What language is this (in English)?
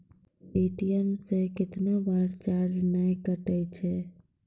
Maithili